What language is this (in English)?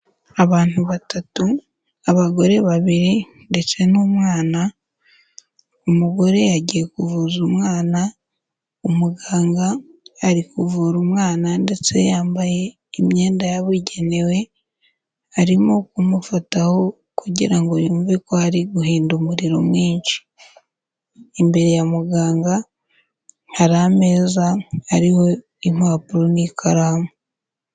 Kinyarwanda